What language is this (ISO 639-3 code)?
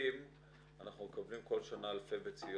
heb